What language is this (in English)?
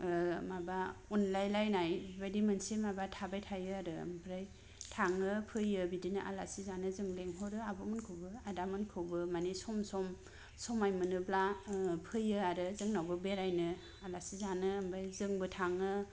Bodo